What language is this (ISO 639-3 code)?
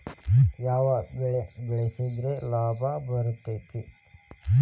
kan